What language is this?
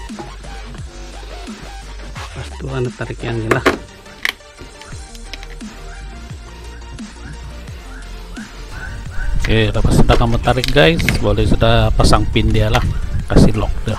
Indonesian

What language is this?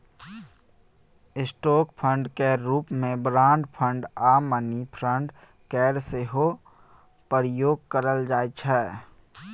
Maithili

